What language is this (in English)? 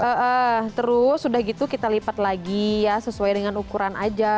Indonesian